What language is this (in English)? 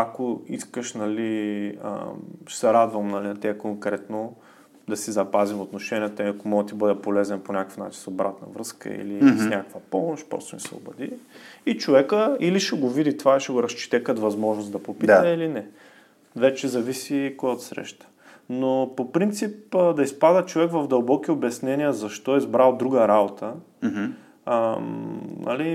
Bulgarian